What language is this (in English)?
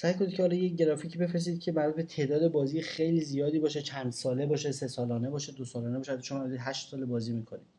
Persian